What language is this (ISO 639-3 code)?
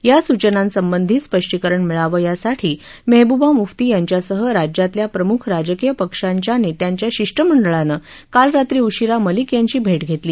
mar